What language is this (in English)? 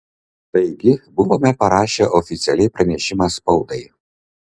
Lithuanian